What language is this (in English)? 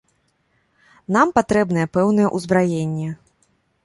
Belarusian